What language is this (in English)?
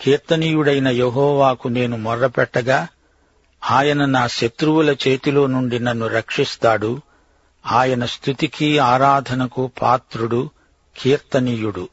Telugu